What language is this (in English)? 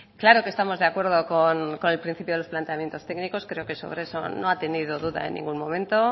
Spanish